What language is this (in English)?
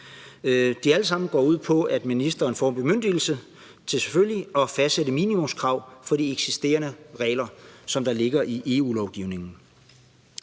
Danish